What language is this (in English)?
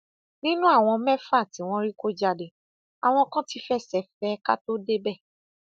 Yoruba